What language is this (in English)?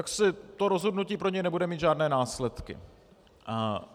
Czech